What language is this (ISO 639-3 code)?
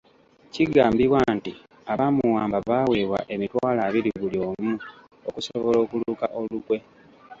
lug